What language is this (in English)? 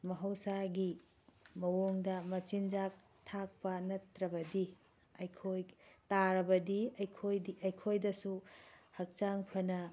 Manipuri